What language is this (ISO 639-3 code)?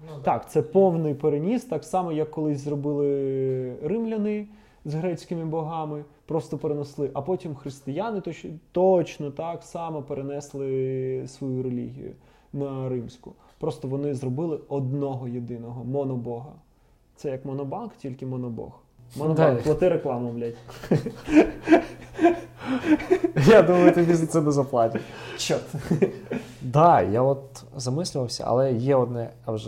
ukr